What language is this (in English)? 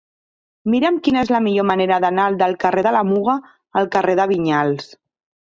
Catalan